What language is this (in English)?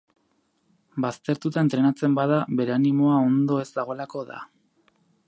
Basque